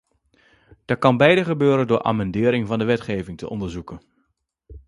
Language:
Dutch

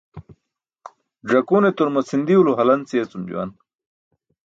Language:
Burushaski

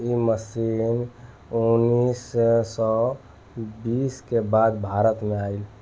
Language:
Bhojpuri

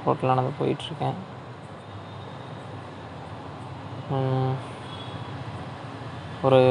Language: Tamil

